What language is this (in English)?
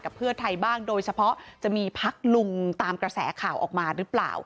Thai